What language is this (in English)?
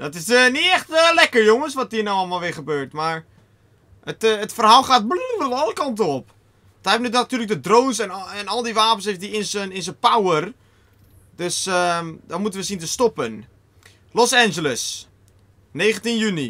Dutch